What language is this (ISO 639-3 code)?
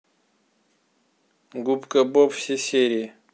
rus